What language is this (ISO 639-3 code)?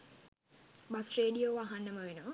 sin